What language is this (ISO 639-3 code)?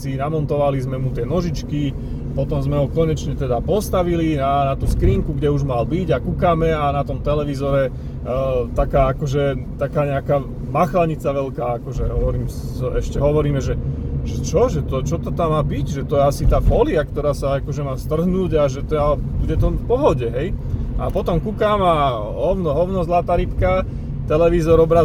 slk